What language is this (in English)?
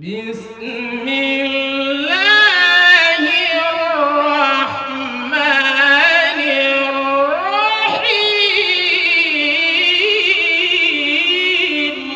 Arabic